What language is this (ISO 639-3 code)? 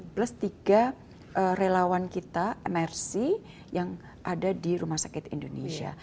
ind